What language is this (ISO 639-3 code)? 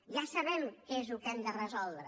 cat